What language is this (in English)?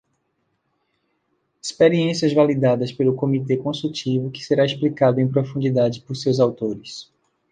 Portuguese